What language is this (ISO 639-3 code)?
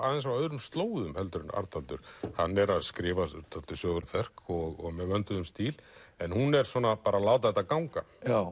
isl